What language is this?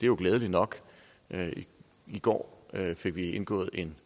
Danish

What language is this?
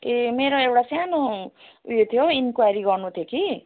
Nepali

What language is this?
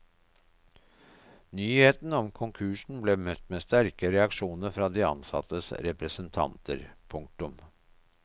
Norwegian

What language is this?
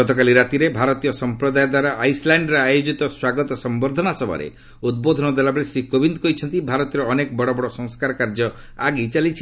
Odia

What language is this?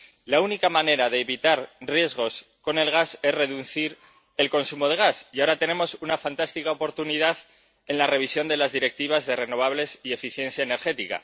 Spanish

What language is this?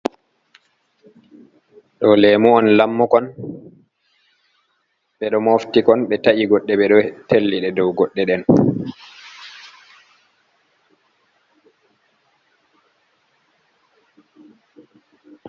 Fula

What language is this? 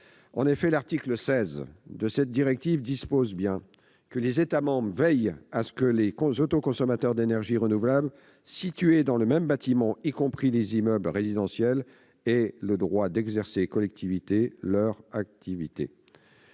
French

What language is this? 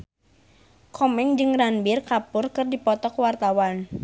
Sundanese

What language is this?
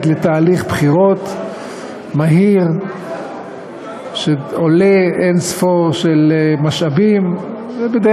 Hebrew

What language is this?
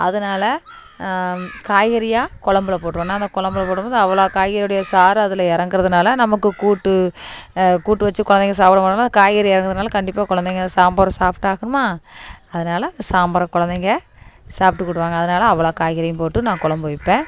Tamil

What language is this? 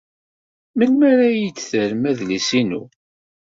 Kabyle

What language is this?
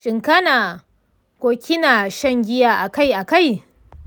Hausa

